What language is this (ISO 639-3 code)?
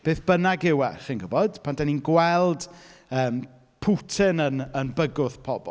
cym